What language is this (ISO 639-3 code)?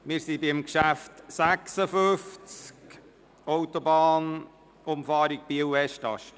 gsw